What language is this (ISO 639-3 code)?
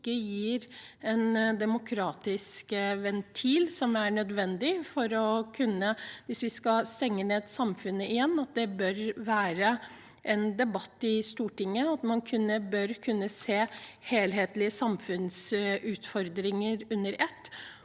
nor